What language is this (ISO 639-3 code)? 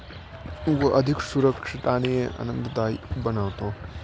mar